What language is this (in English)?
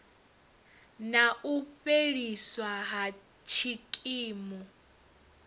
Venda